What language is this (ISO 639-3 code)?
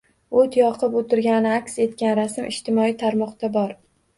uzb